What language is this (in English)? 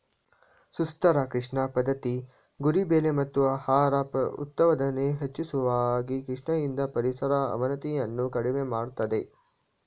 Kannada